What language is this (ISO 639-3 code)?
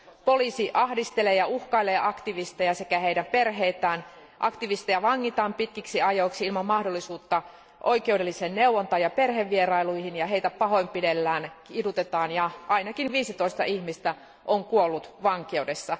fin